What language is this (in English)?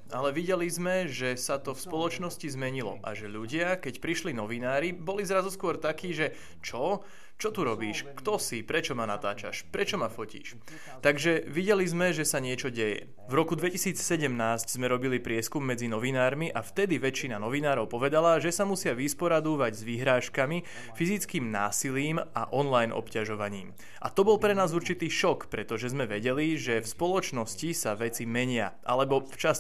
Slovak